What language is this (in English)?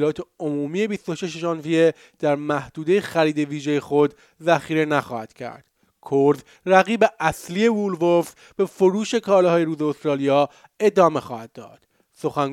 Persian